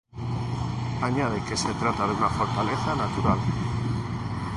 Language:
Spanish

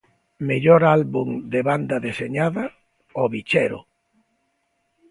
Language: Galician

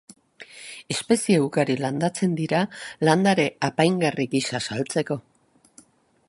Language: Basque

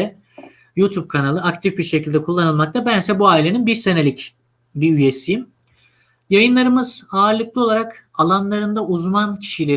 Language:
Turkish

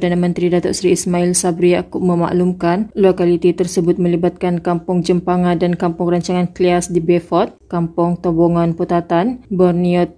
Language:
Malay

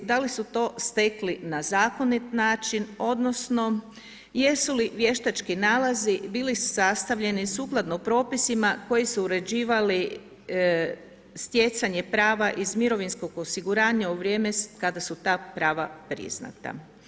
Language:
Croatian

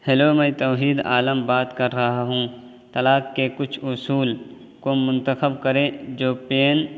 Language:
Urdu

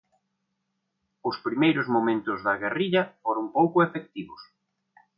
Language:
Galician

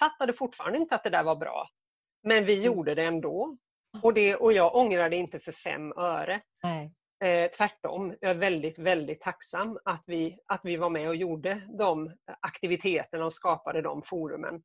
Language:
Swedish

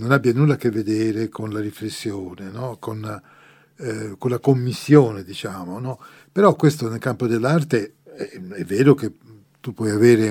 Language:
Italian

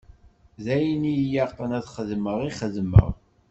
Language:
Kabyle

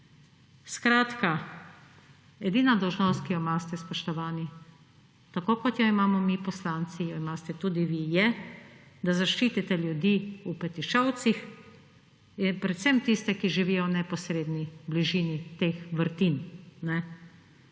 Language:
Slovenian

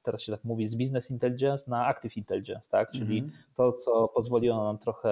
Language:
Polish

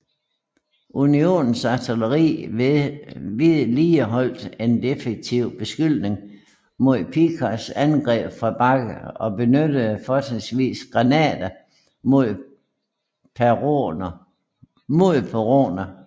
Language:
Danish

